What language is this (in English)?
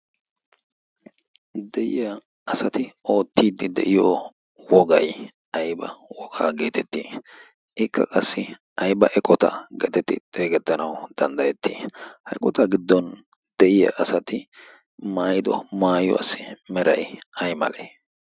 Wolaytta